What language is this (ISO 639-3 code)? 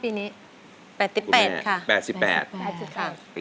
tha